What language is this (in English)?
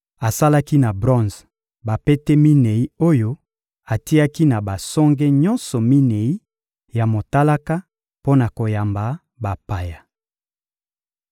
Lingala